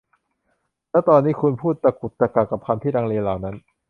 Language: Thai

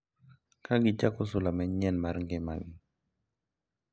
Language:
Luo (Kenya and Tanzania)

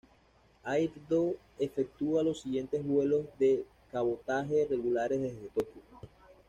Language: Spanish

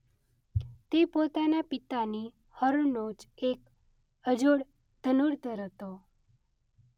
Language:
Gujarati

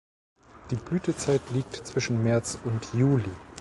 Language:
German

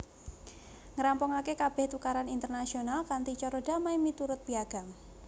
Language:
Javanese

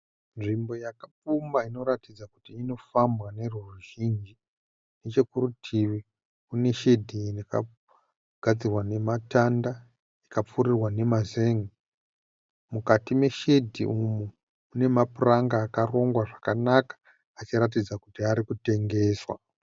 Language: Shona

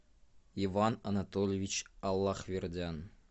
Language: Russian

